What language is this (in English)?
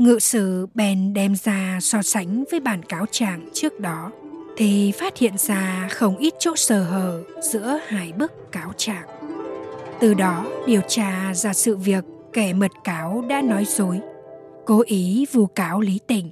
Vietnamese